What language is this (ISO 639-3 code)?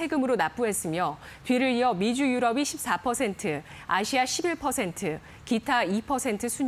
kor